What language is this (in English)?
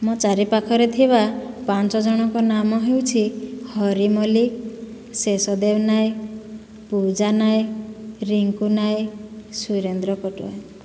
Odia